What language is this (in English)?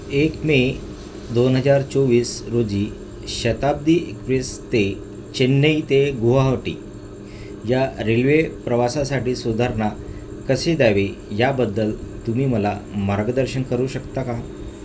Marathi